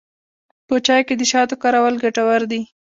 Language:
Pashto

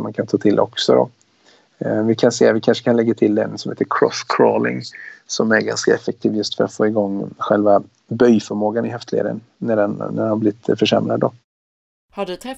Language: Swedish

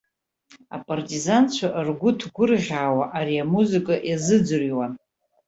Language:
Abkhazian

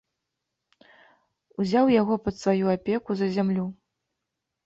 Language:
Belarusian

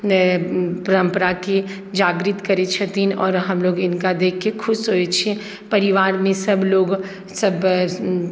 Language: Maithili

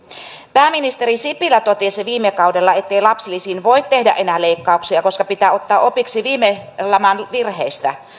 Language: Finnish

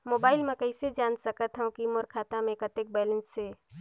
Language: Chhattisgarhi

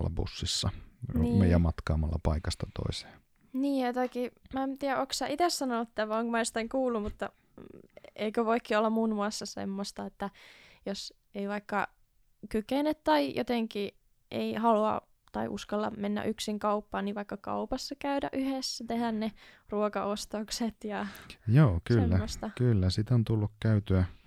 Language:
Finnish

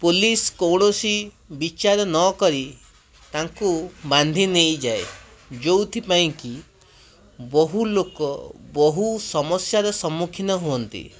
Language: Odia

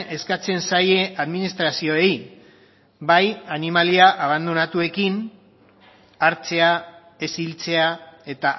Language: Basque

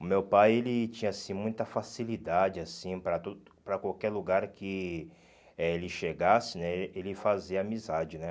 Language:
Portuguese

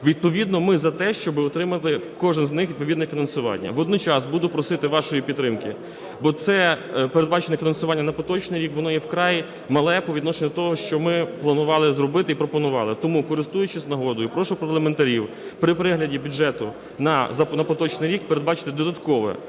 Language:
Ukrainian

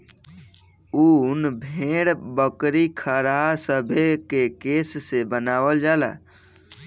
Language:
Bhojpuri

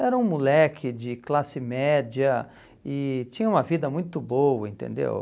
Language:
Portuguese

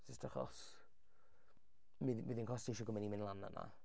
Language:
Welsh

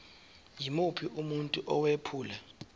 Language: Zulu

